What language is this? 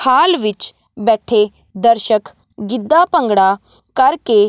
Punjabi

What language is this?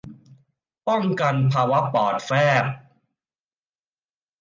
Thai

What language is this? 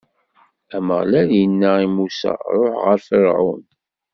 Kabyle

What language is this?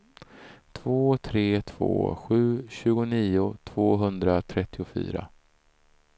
Swedish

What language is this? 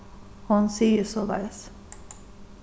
Faroese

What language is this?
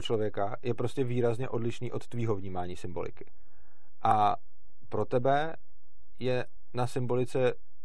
Czech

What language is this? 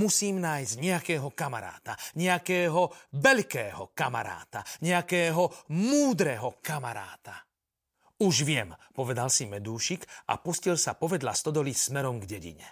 Slovak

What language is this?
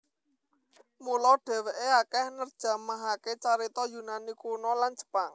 Javanese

